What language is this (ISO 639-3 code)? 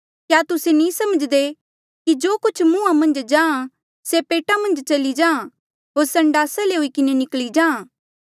mjl